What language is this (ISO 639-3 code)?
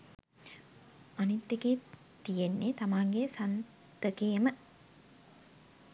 sin